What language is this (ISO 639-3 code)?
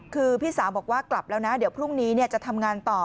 tha